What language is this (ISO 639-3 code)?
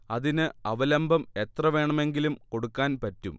mal